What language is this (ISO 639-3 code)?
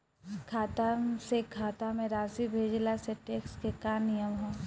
bho